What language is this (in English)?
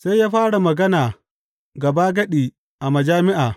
Hausa